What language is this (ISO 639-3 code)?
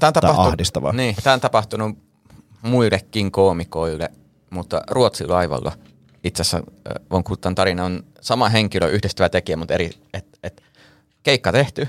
fin